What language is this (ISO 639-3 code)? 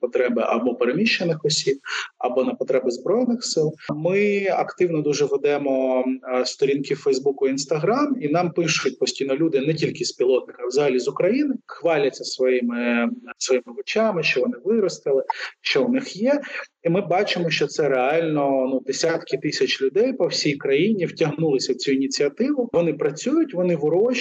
ukr